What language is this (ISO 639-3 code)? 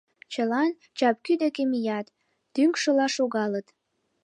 chm